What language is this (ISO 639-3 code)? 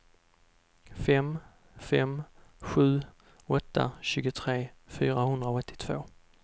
swe